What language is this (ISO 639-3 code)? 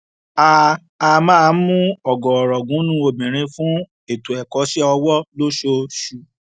yor